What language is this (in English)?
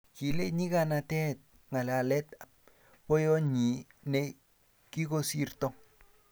Kalenjin